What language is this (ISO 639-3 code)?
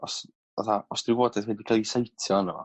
cym